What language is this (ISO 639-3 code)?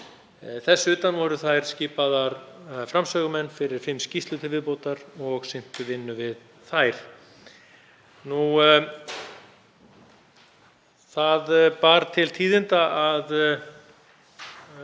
isl